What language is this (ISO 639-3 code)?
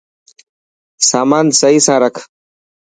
mki